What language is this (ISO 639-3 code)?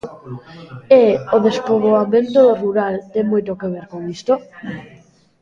glg